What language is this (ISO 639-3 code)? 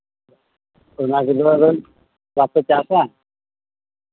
sat